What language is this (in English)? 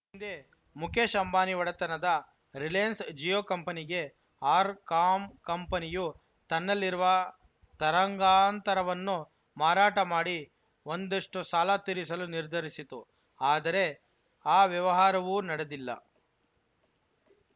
Kannada